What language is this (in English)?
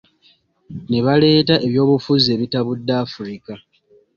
Ganda